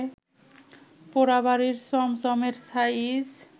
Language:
Bangla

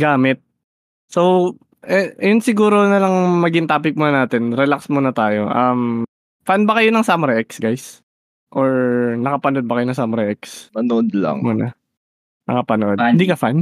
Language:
Filipino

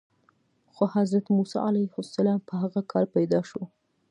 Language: Pashto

